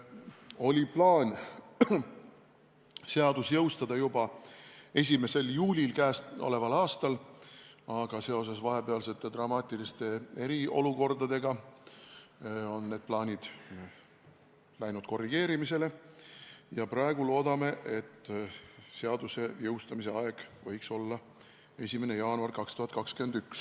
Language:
Estonian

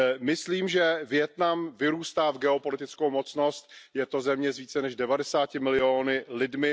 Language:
Czech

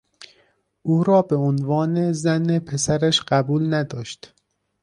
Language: Persian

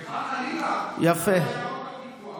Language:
Hebrew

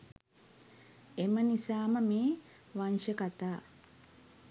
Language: Sinhala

